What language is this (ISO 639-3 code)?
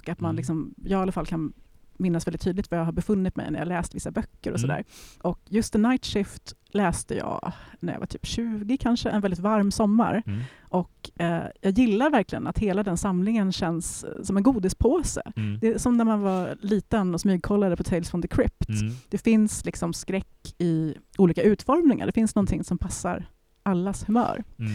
swe